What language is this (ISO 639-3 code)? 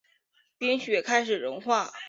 zho